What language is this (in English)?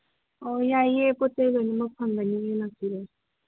Manipuri